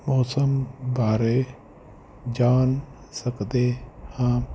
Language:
Punjabi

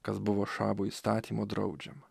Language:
Lithuanian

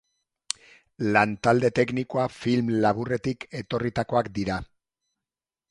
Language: Basque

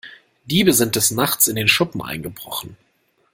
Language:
German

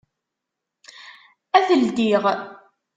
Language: Kabyle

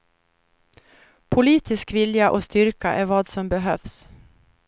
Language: Swedish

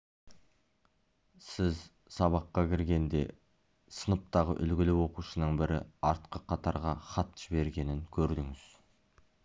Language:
Kazakh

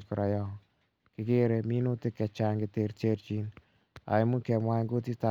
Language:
Kalenjin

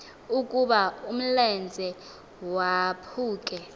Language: Xhosa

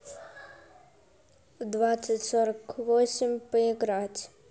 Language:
Russian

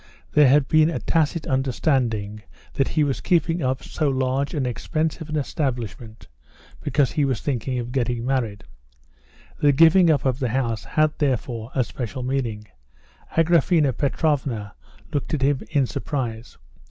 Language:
English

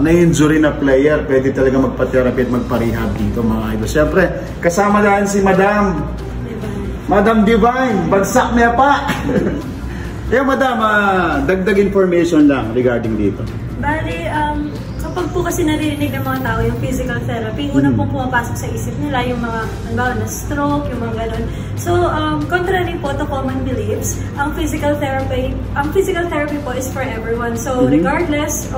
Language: Filipino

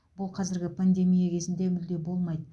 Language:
Kazakh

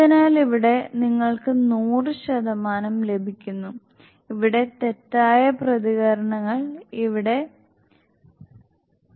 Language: Malayalam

